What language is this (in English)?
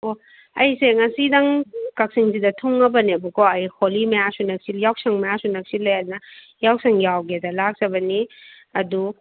Manipuri